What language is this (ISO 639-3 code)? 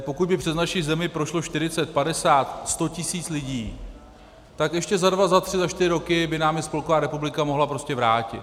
ces